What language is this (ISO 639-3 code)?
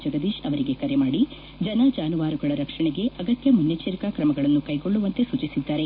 kan